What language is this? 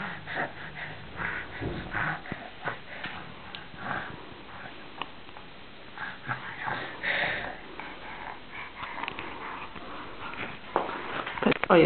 Polish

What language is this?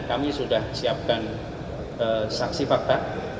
Indonesian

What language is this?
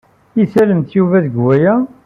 Kabyle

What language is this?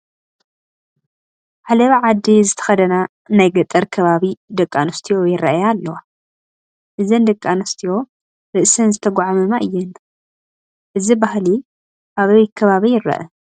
Tigrinya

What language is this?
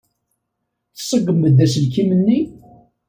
Kabyle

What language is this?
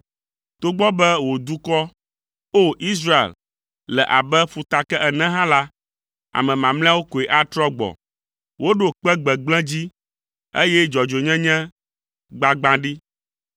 Ewe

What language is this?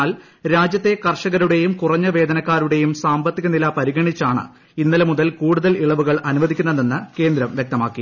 Malayalam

